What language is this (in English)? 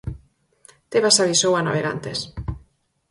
Galician